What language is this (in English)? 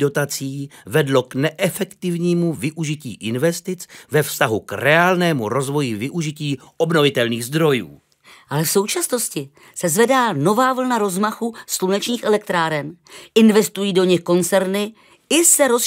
Czech